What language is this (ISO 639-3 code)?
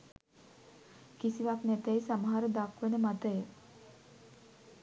sin